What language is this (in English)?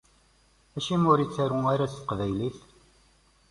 Kabyle